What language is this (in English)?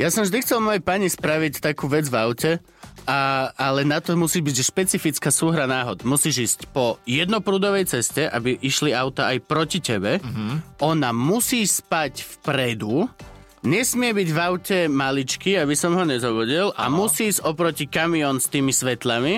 Slovak